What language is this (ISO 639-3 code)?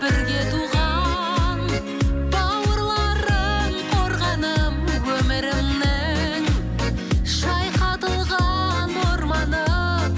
kaz